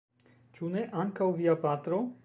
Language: Esperanto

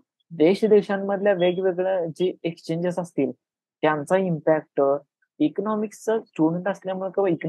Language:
Marathi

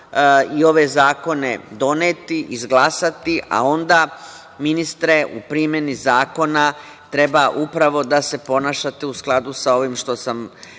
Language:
Serbian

